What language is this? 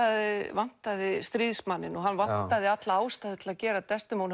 Icelandic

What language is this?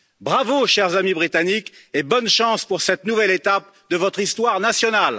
French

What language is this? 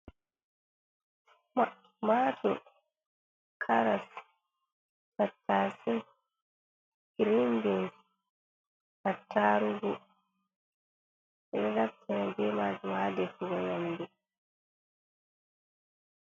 Fula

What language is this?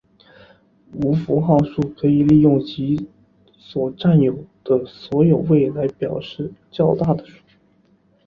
Chinese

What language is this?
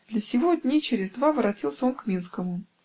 Russian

